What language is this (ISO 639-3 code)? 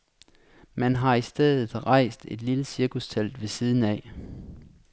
dan